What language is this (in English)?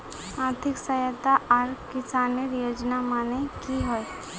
Magahi